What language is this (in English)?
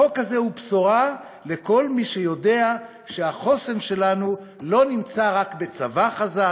Hebrew